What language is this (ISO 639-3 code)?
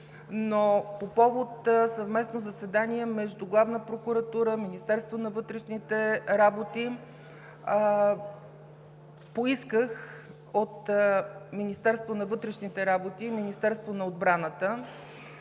bul